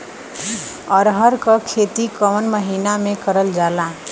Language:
Bhojpuri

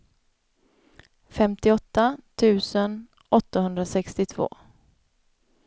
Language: Swedish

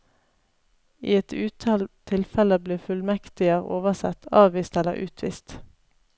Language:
Norwegian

